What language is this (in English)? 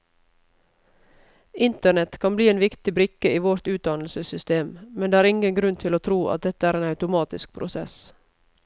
Norwegian